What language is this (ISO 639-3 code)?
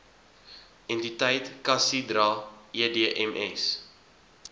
afr